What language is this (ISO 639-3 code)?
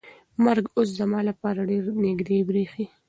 pus